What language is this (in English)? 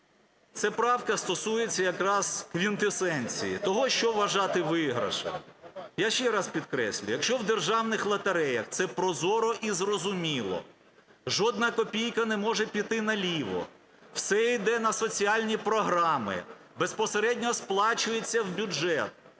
Ukrainian